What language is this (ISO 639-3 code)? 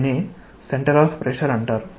tel